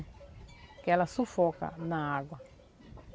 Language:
Portuguese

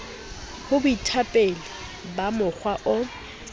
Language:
Southern Sotho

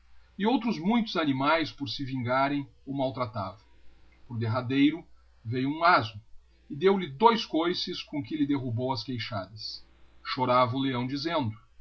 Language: Portuguese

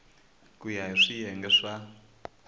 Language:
Tsonga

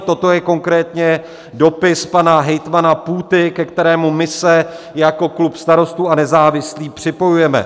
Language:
Czech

